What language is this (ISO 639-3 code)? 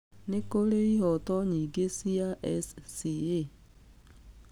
kik